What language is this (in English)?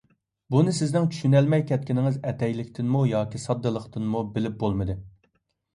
Uyghur